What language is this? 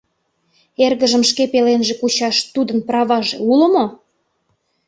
Mari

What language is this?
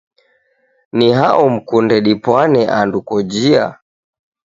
Taita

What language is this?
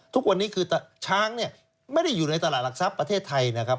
Thai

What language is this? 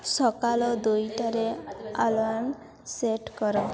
Odia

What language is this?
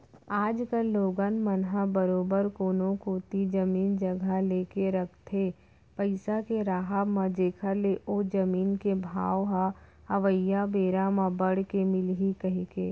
Chhattisgarhi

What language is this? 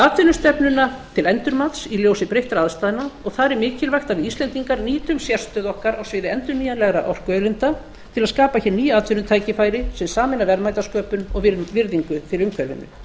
Icelandic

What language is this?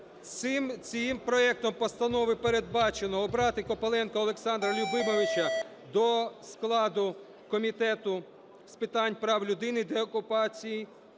Ukrainian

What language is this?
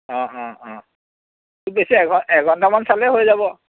Assamese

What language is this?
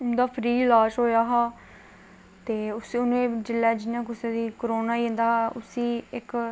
Dogri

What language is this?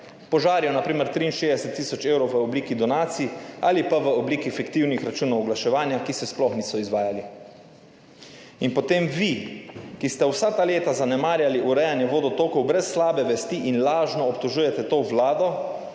Slovenian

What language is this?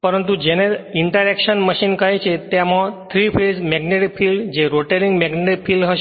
Gujarati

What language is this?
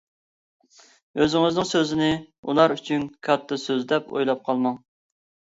Uyghur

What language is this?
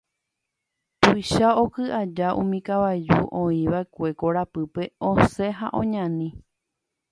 Guarani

